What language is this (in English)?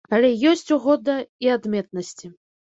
Belarusian